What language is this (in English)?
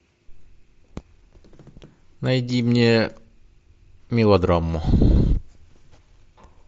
Russian